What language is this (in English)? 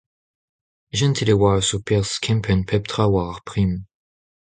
Breton